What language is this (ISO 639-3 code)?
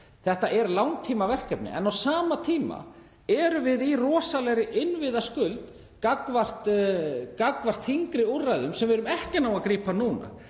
isl